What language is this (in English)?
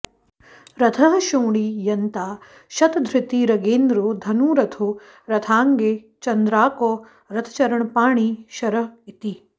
Sanskrit